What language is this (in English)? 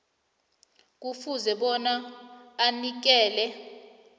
South Ndebele